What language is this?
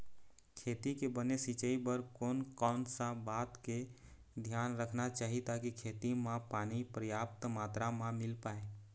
Chhattisgarhi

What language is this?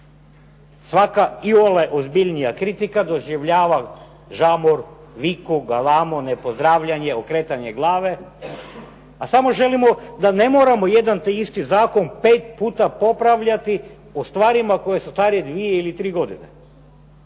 Croatian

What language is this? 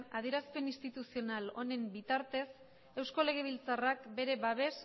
Basque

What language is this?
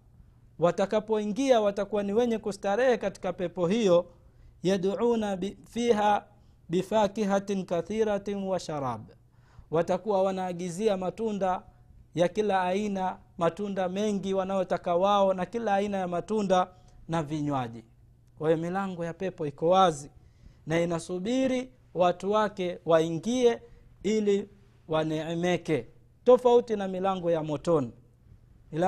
Swahili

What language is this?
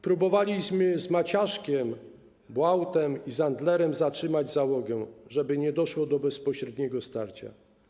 Polish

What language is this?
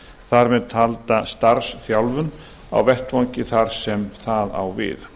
Icelandic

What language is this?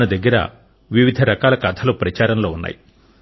Telugu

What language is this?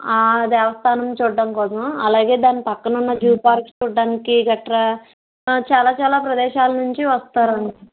Telugu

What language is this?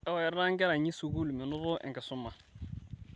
Masai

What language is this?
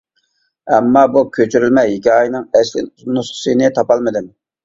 Uyghur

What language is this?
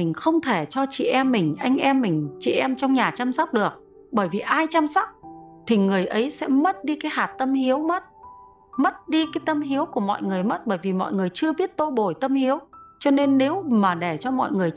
Vietnamese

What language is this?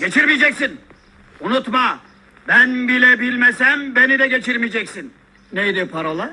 Turkish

